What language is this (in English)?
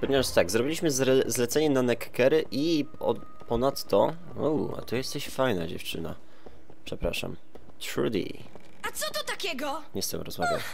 Polish